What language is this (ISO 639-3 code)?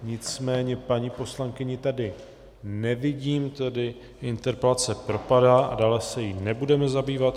ces